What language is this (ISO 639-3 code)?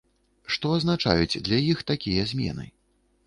bel